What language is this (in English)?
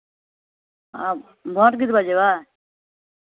Maithili